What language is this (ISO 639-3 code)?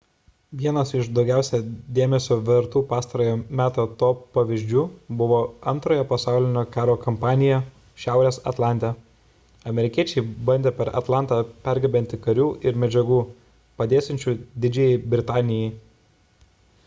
lit